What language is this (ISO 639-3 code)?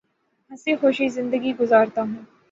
urd